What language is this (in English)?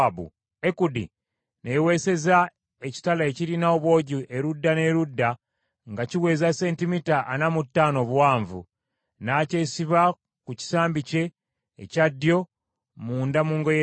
Ganda